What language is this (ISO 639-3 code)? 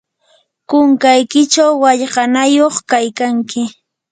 qur